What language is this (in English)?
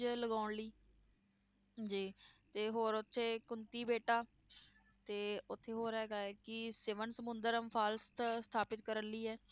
Punjabi